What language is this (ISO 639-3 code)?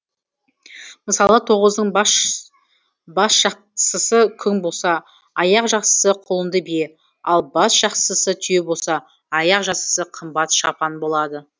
kaz